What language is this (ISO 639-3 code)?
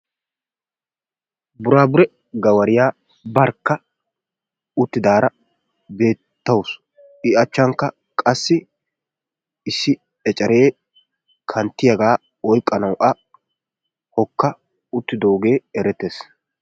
wal